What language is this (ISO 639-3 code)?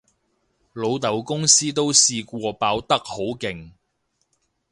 yue